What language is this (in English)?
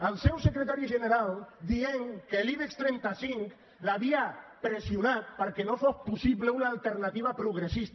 Catalan